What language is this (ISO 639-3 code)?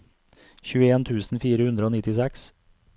nor